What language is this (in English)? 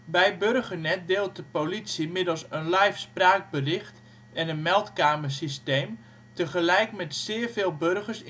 Dutch